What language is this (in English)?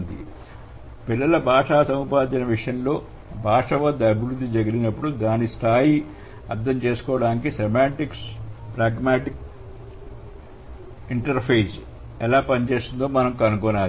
Telugu